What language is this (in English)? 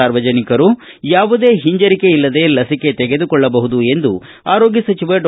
Kannada